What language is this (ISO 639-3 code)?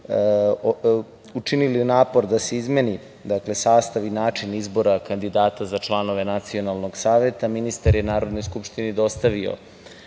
srp